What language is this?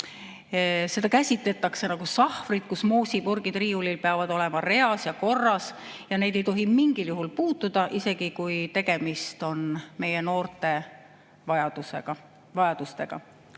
Estonian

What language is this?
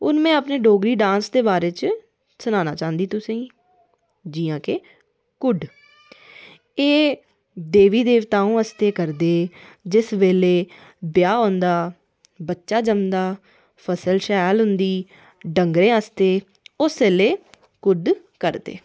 Dogri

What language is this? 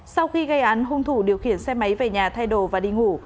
Vietnamese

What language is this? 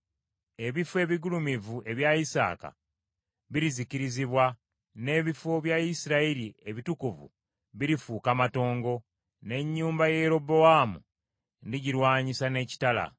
Ganda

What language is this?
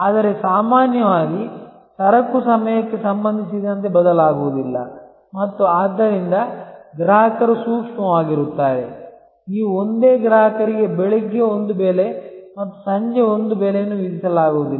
Kannada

